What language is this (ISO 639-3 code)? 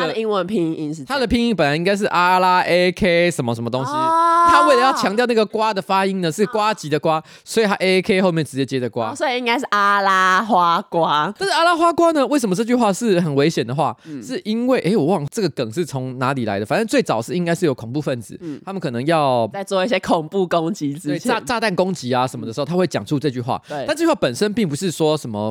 zho